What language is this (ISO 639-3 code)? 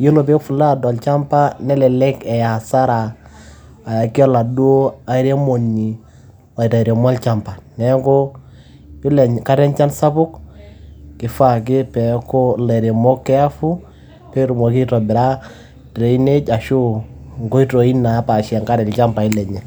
mas